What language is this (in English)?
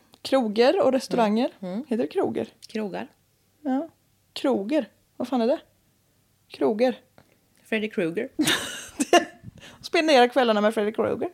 Swedish